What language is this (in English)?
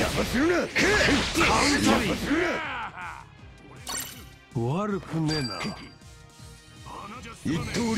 Japanese